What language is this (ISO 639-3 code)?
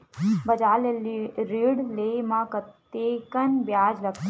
hne